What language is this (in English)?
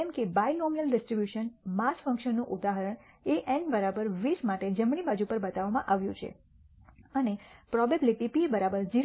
Gujarati